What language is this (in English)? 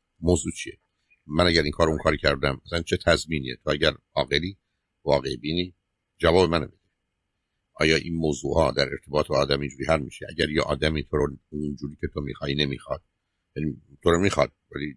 Persian